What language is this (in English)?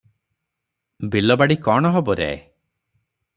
Odia